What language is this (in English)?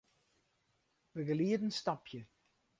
Western Frisian